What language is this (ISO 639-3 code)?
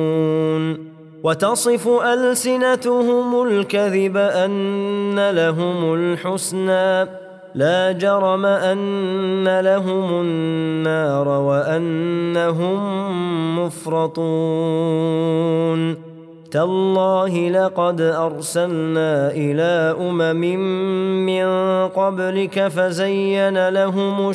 ara